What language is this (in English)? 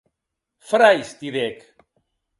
Occitan